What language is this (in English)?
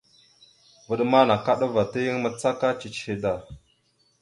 Mada (Cameroon)